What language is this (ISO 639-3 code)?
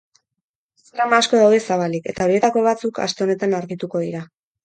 eus